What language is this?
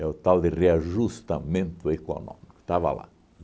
Portuguese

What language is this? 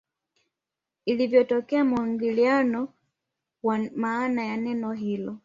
Swahili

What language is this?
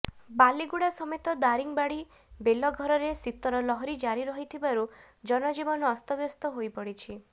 Odia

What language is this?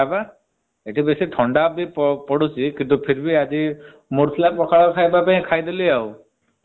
Odia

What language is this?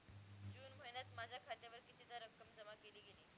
Marathi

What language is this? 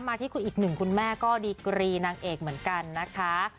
Thai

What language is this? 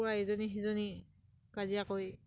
Assamese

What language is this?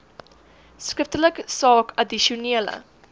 Afrikaans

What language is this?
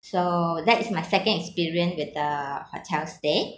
English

